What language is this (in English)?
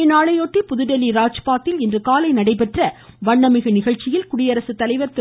Tamil